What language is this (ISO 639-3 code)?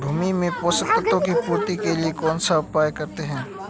hin